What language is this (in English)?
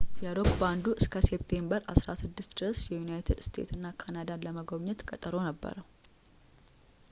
Amharic